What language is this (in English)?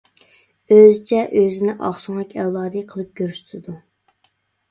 Uyghur